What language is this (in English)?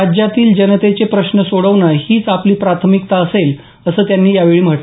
Marathi